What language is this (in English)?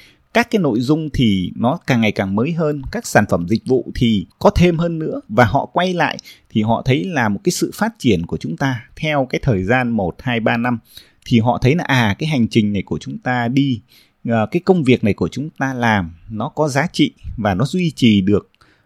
Vietnamese